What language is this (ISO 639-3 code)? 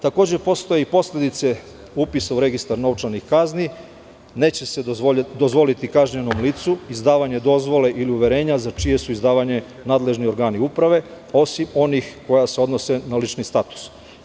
srp